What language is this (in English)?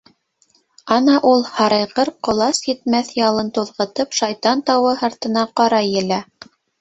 Bashkir